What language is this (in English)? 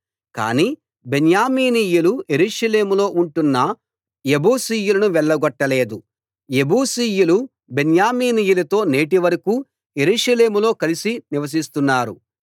Telugu